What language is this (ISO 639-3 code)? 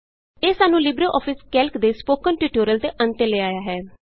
pan